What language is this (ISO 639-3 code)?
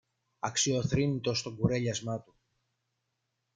ell